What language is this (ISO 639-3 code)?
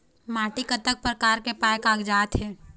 hne